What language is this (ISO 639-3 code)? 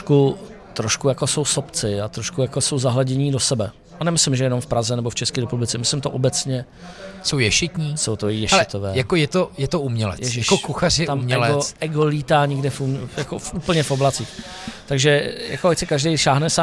ces